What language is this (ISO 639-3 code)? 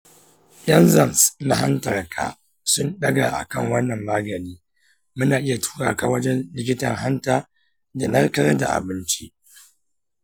hau